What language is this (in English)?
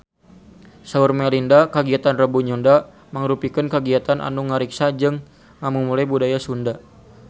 Sundanese